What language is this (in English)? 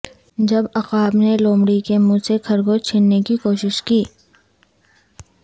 Urdu